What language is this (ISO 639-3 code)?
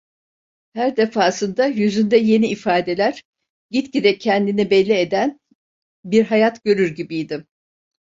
tur